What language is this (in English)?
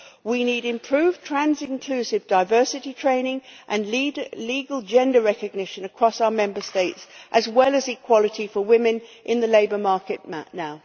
English